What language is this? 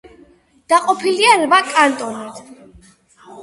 Georgian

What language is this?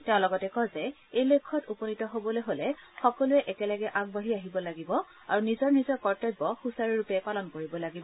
Assamese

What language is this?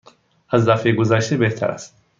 Persian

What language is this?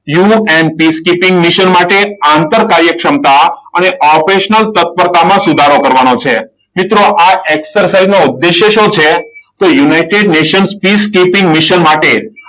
Gujarati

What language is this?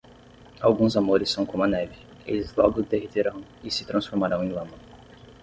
Portuguese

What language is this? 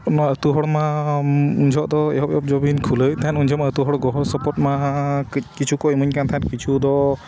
Santali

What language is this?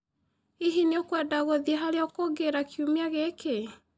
Kikuyu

